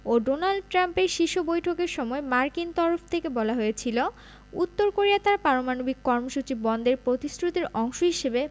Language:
Bangla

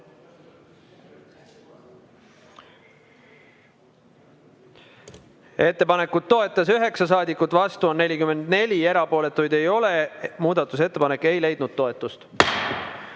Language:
Estonian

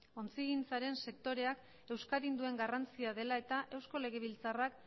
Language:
Basque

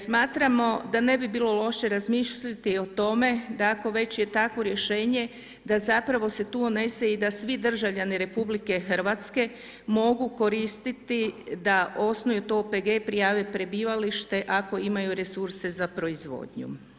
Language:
Croatian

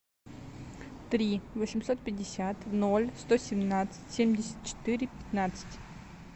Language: Russian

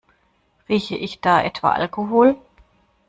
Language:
German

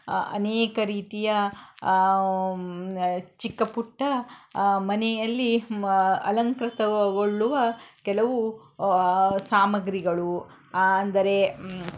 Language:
Kannada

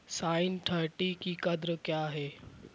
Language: Urdu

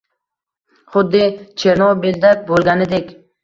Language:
Uzbek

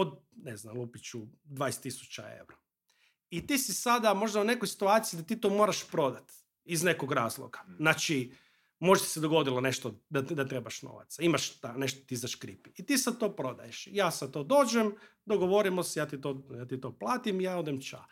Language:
Croatian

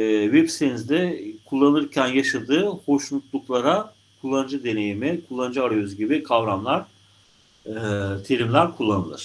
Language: Turkish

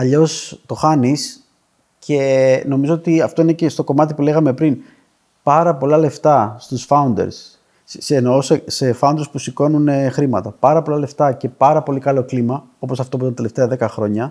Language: Greek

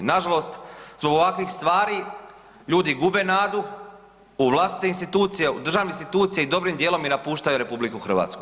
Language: Croatian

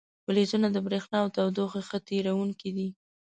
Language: Pashto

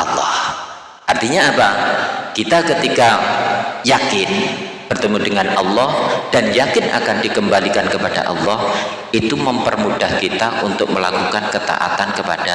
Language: Indonesian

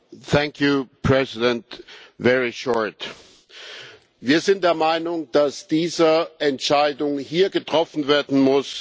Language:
German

